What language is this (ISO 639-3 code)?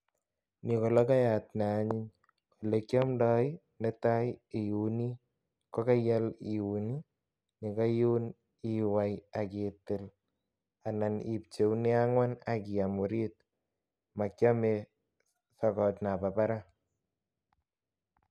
kln